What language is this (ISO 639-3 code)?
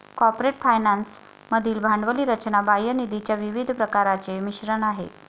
mar